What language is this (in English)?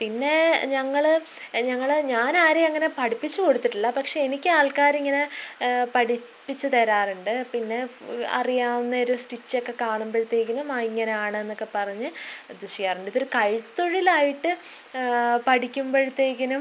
Malayalam